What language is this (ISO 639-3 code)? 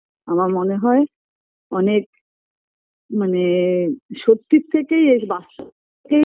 ben